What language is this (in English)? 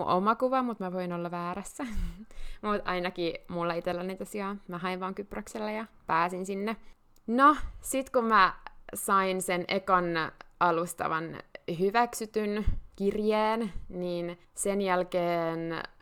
Finnish